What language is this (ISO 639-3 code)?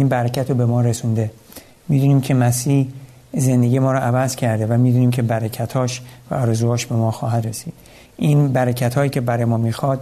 fas